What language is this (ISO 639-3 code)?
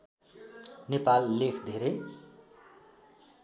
nep